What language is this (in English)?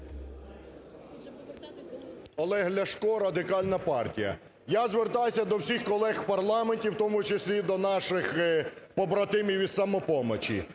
Ukrainian